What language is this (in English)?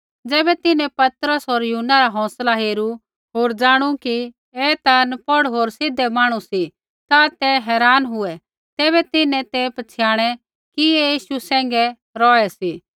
Kullu Pahari